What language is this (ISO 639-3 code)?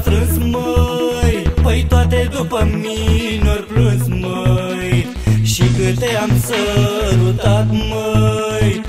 ron